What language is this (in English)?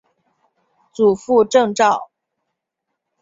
Chinese